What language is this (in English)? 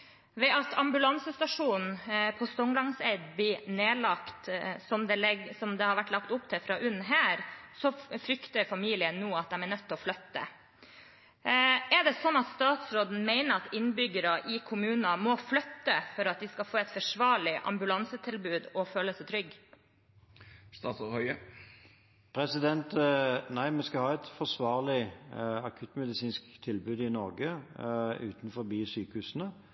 Norwegian Bokmål